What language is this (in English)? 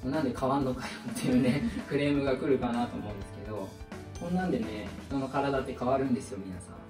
Japanese